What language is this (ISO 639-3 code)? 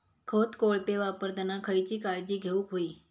mar